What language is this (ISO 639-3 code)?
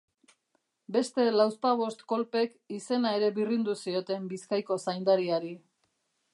eus